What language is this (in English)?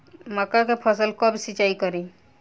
Bhojpuri